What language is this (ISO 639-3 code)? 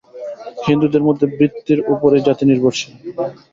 ben